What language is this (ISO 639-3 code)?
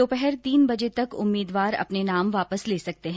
hin